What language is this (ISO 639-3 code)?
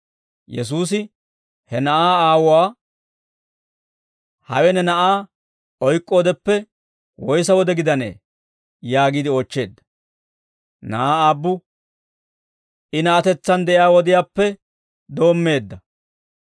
dwr